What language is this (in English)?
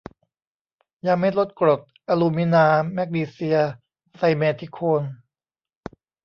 Thai